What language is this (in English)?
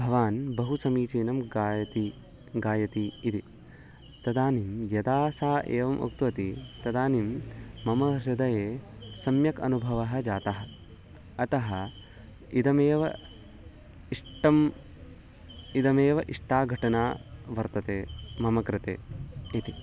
Sanskrit